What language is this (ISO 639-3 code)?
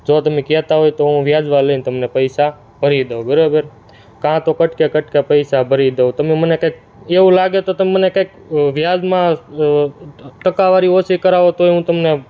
guj